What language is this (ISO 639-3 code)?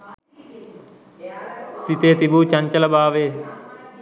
sin